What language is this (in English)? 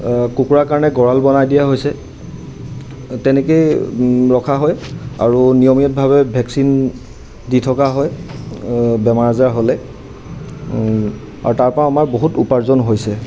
Assamese